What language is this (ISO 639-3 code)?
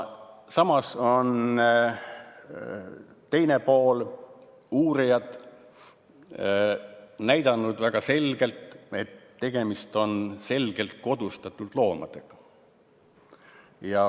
est